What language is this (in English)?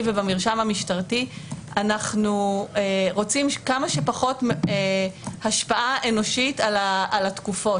Hebrew